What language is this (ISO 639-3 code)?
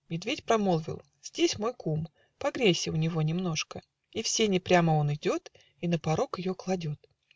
rus